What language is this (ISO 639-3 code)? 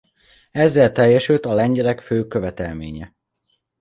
hun